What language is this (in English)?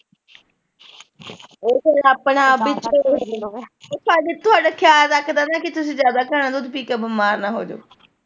Punjabi